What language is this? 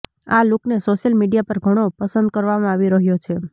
Gujarati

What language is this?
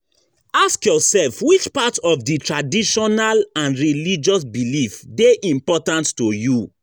Nigerian Pidgin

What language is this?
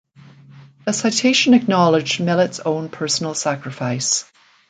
English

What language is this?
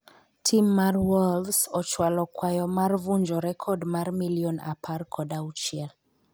Luo (Kenya and Tanzania)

